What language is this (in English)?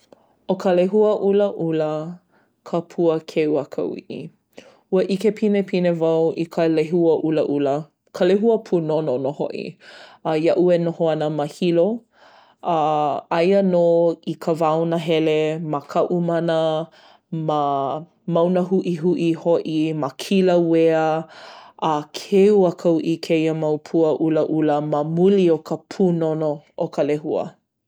Hawaiian